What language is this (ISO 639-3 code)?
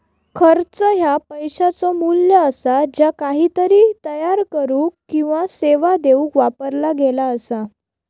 mar